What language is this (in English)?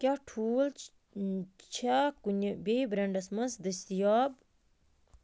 Kashmiri